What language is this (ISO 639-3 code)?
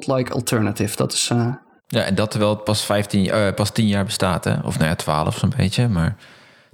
nld